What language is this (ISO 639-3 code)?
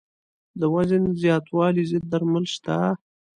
pus